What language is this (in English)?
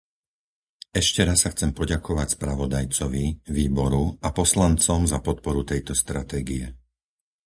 Slovak